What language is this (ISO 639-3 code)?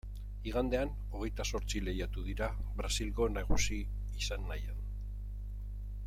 eus